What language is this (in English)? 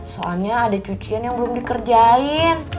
Indonesian